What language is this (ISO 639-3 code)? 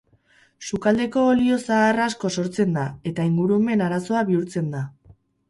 eus